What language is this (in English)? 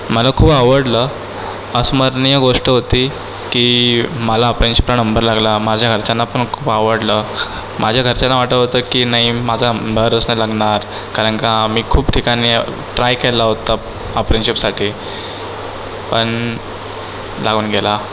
Marathi